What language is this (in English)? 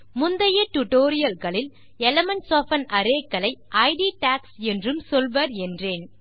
Tamil